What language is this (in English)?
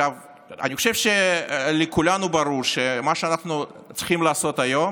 Hebrew